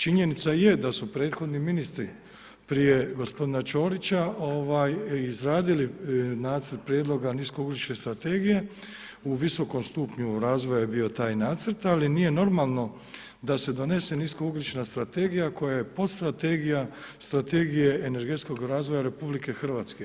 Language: Croatian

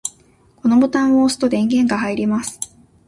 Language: Japanese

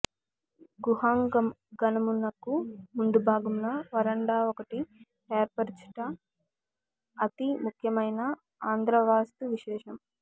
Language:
Telugu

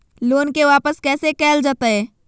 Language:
Magahi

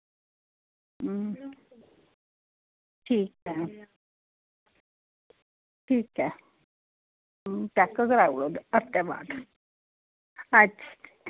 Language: Dogri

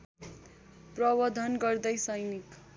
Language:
Nepali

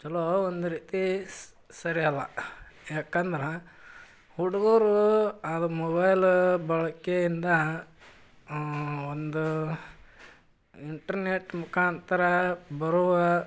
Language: Kannada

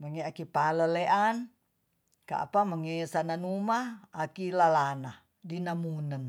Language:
Tonsea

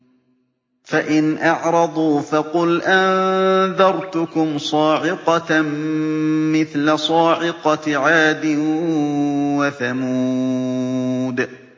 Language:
Arabic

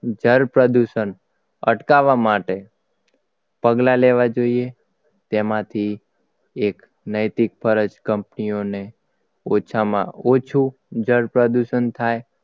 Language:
Gujarati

